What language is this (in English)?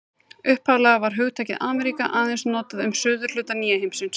Icelandic